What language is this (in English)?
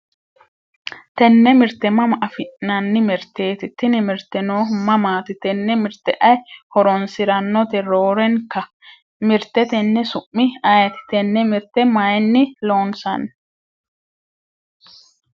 Sidamo